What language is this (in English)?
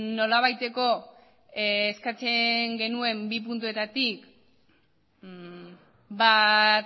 Basque